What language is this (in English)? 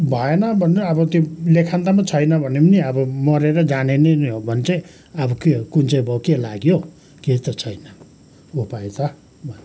Nepali